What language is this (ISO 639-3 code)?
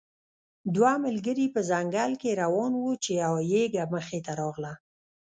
pus